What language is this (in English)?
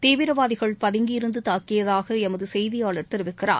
Tamil